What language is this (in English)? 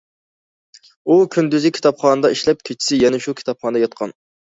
Uyghur